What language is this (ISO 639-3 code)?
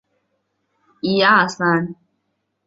zho